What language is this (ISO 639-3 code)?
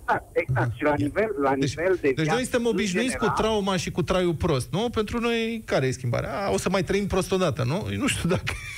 ron